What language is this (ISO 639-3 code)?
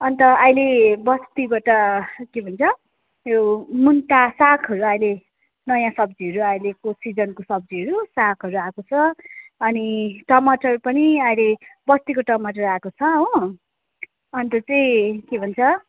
nep